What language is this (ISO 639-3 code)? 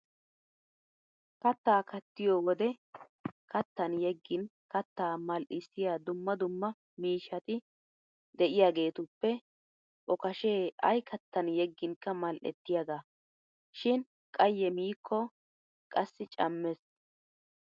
wal